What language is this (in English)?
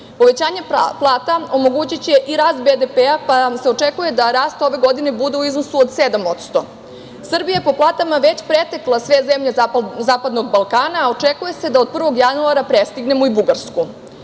Serbian